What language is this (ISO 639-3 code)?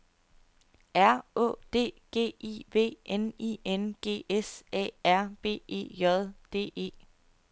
dan